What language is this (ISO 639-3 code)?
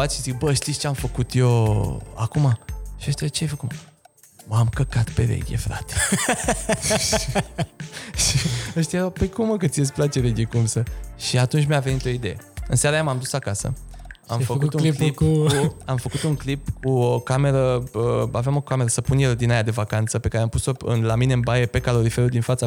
ron